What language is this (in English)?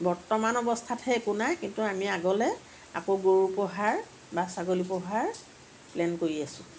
Assamese